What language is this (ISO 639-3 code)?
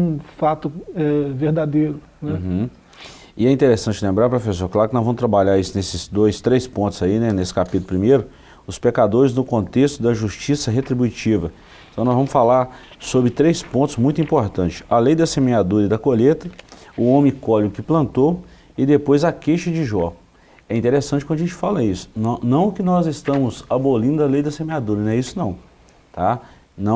por